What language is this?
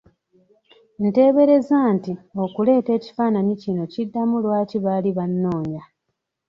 Ganda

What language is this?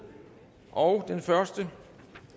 Danish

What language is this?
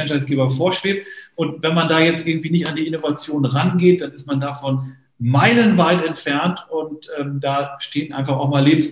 German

